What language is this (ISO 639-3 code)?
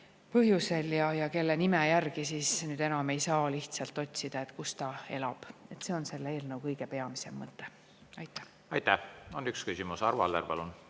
est